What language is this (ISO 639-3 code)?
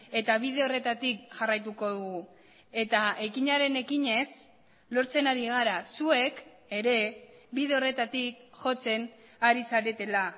eus